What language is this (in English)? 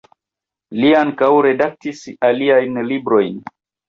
Esperanto